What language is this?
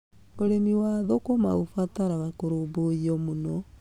Kikuyu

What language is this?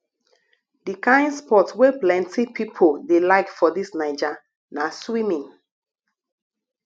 Nigerian Pidgin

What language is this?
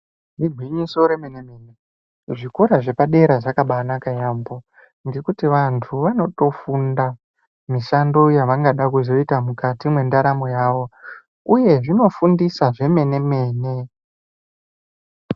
Ndau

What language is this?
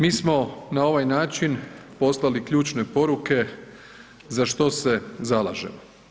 Croatian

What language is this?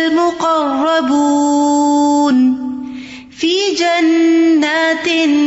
Urdu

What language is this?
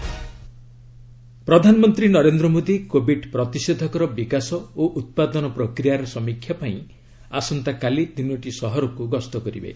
Odia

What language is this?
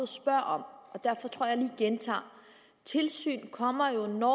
Danish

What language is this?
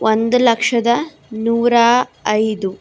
Kannada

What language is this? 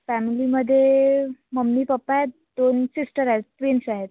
Marathi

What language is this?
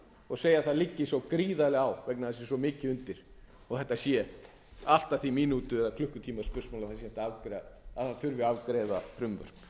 Icelandic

